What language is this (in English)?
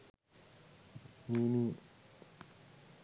Sinhala